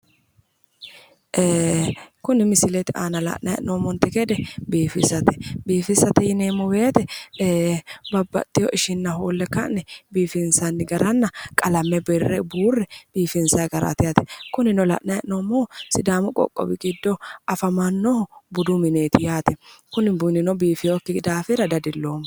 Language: Sidamo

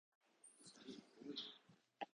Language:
Japanese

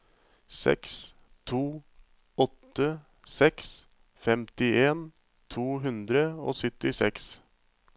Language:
Norwegian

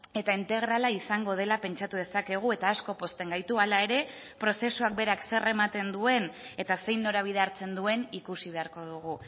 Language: Basque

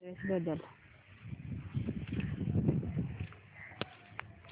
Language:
Marathi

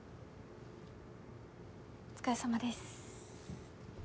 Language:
Japanese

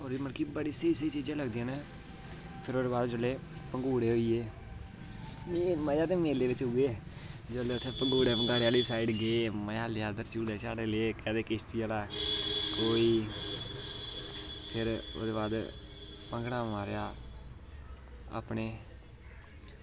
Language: Dogri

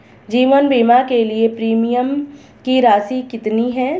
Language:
Hindi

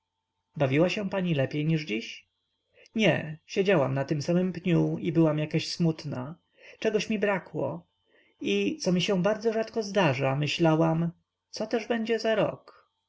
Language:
Polish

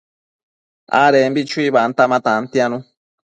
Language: Matsés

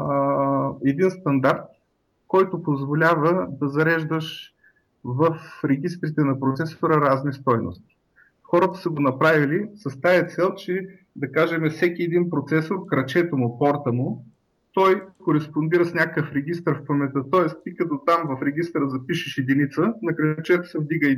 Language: Bulgarian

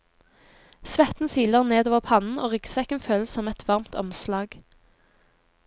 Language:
Norwegian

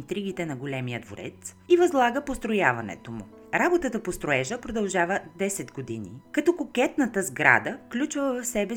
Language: Bulgarian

